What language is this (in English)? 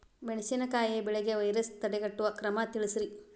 Kannada